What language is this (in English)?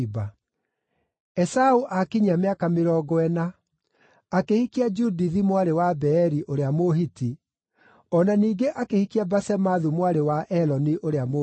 Kikuyu